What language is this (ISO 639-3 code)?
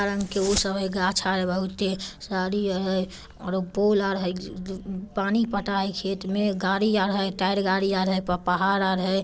mag